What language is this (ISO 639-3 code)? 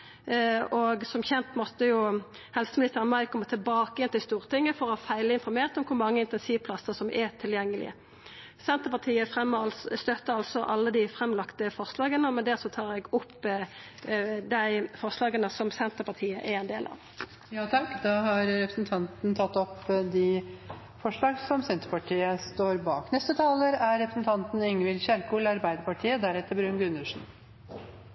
nor